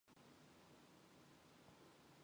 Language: Mongolian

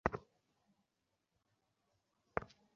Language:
Bangla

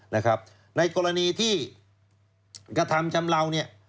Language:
Thai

